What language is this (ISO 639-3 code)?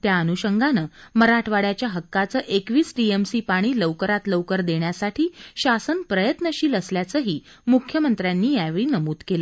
mar